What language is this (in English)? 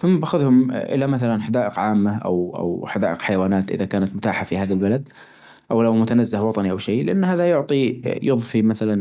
Najdi Arabic